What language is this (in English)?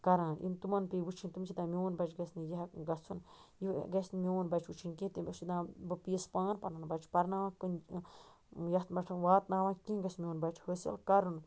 Kashmiri